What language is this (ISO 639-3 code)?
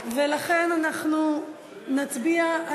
heb